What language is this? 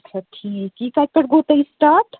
Kashmiri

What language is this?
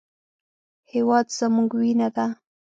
Pashto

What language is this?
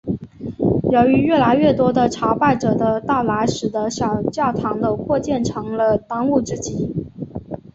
Chinese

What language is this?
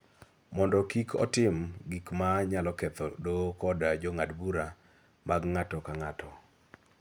Luo (Kenya and Tanzania)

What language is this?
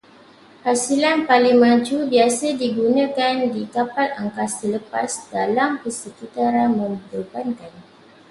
Malay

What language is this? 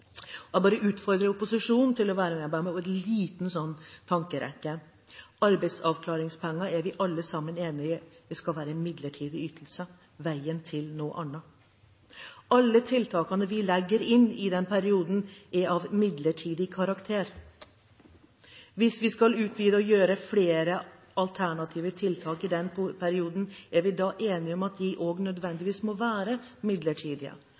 Norwegian Bokmål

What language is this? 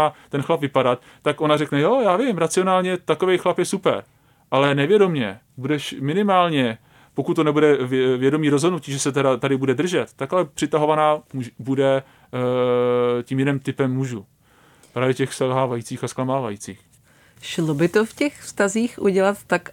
Czech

